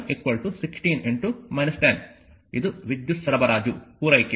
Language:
Kannada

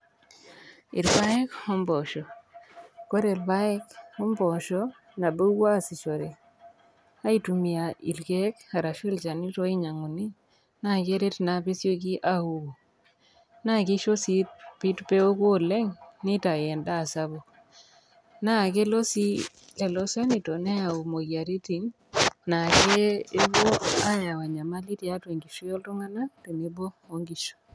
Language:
Masai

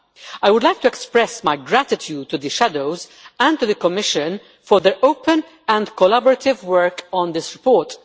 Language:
English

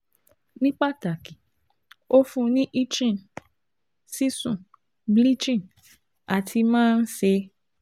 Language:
Yoruba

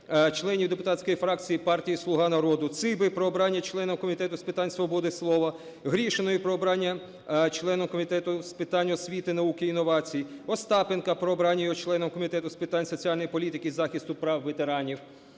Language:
Ukrainian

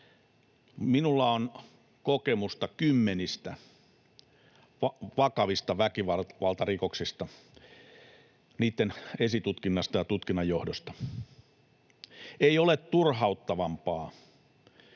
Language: Finnish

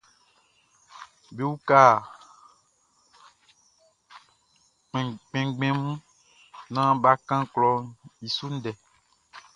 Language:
Baoulé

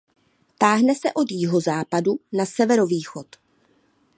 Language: Czech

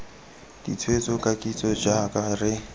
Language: Tswana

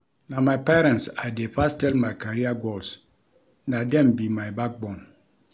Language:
Nigerian Pidgin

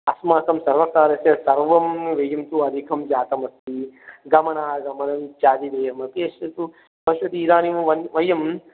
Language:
Sanskrit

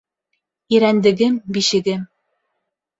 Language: Bashkir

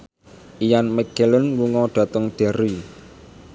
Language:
Javanese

